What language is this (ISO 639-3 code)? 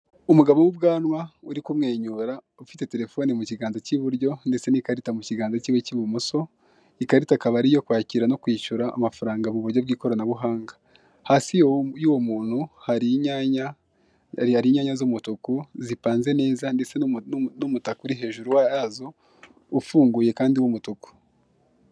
kin